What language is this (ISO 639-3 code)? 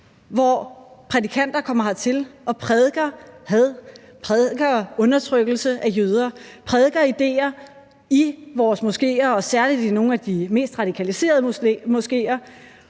dan